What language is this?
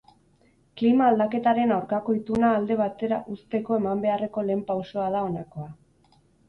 Basque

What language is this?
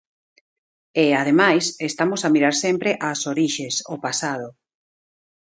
Galician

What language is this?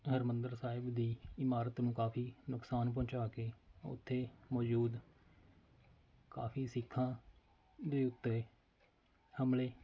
Punjabi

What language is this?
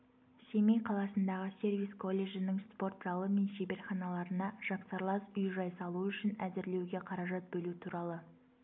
Kazakh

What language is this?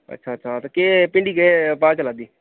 Dogri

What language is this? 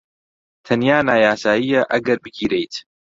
Central Kurdish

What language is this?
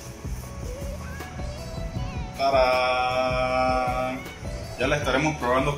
Spanish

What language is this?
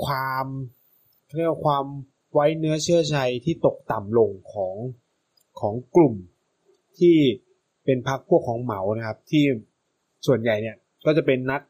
Thai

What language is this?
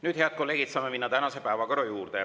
Estonian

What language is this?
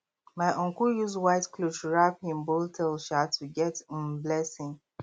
Nigerian Pidgin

